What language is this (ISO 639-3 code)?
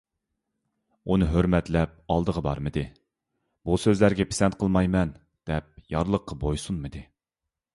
uig